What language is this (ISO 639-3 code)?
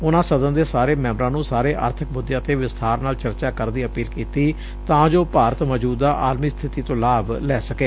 pan